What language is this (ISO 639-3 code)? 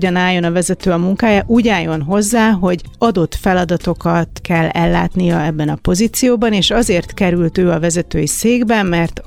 hun